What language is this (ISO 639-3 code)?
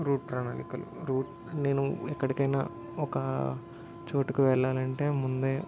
tel